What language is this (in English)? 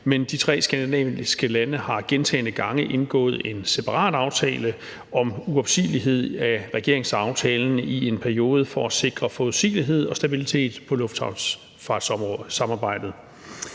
Danish